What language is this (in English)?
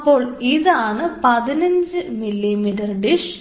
Malayalam